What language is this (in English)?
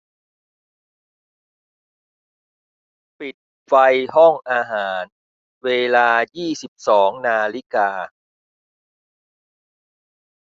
Thai